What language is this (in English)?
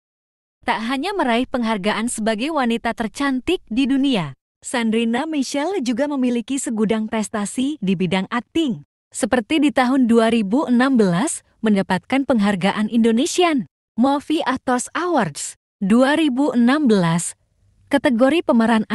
Indonesian